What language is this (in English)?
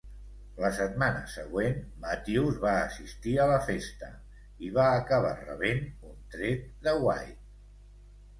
Catalan